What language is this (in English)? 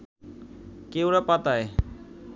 Bangla